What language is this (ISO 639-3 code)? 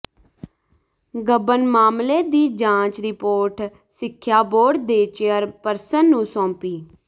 pan